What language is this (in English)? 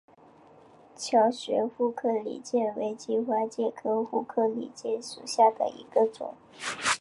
Chinese